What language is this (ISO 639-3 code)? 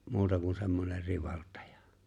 fin